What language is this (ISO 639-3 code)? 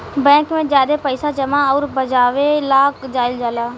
bho